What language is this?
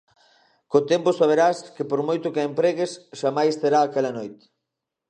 Galician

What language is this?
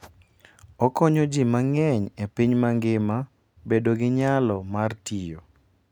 Luo (Kenya and Tanzania)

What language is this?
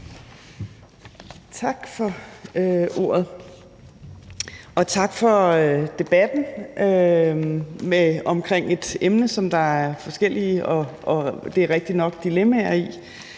Danish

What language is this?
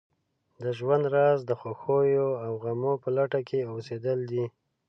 Pashto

